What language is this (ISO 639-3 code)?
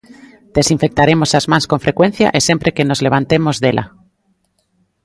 glg